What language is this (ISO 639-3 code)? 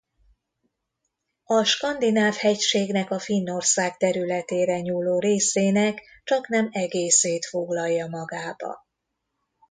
hun